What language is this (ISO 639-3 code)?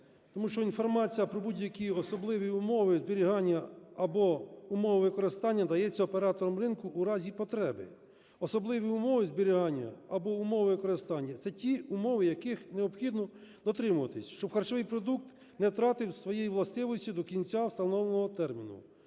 ukr